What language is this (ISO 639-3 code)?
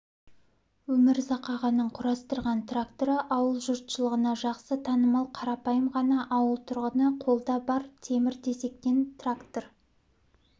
kaz